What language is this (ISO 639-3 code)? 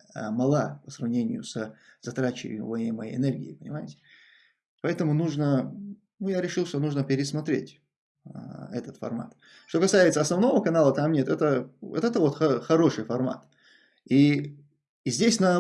rus